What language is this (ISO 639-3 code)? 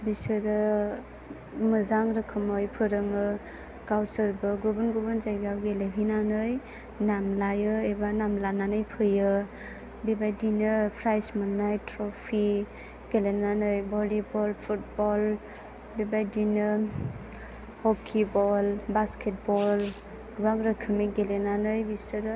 brx